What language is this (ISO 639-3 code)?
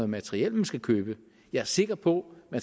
dan